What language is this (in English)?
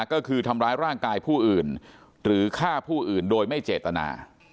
Thai